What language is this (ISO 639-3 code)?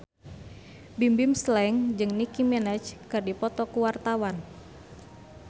sun